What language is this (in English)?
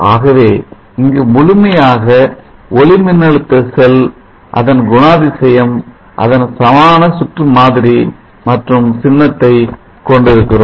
Tamil